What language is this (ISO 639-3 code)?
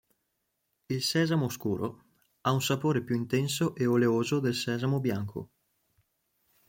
ita